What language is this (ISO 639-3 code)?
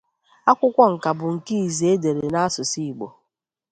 ibo